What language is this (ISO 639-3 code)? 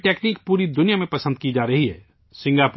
urd